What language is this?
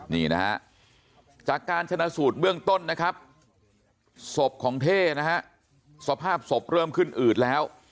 Thai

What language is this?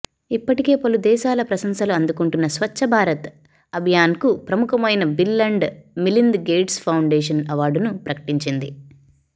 Telugu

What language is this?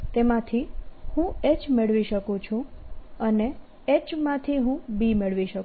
Gujarati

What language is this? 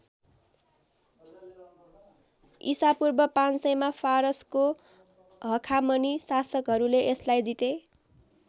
Nepali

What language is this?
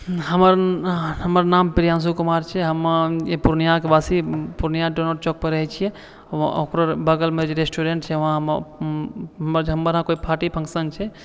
Maithili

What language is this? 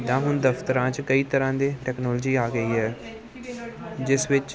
Punjabi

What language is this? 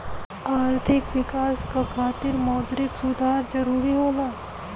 Bhojpuri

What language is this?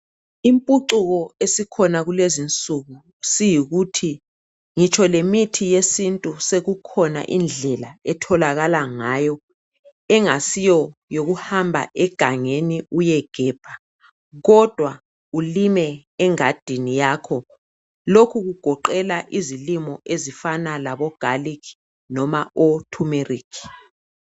North Ndebele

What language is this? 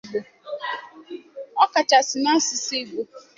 Igbo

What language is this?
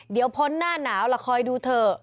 Thai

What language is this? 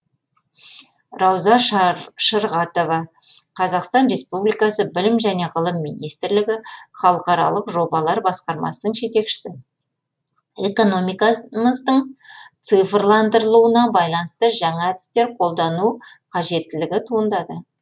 Kazakh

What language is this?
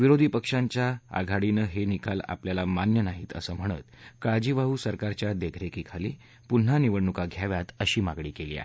Marathi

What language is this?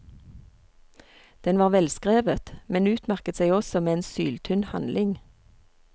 Norwegian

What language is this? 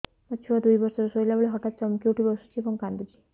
Odia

